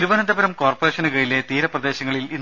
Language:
Malayalam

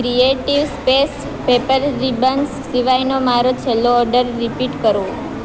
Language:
Gujarati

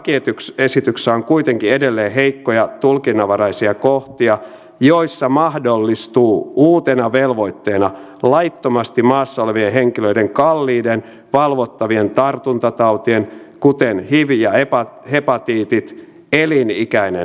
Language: Finnish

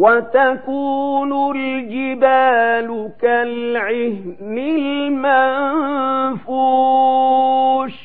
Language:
Arabic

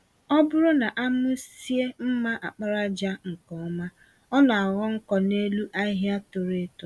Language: Igbo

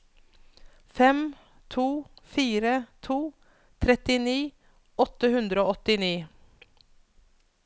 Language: Norwegian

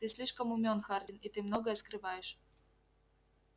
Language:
Russian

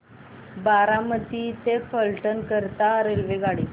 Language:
Marathi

